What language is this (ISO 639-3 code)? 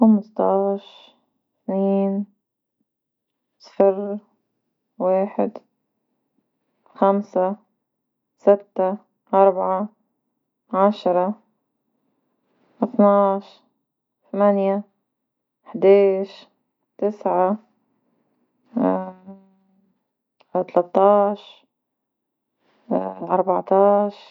aeb